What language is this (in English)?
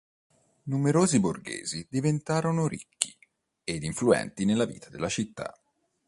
Italian